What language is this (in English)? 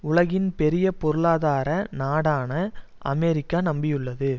Tamil